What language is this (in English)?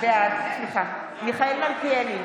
Hebrew